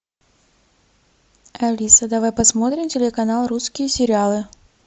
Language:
Russian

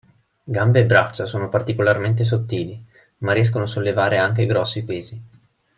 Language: Italian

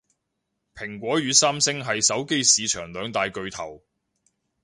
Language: Cantonese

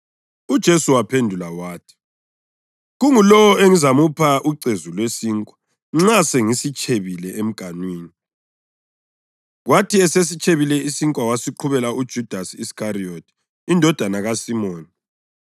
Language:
North Ndebele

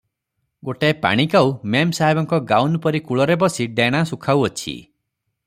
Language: Odia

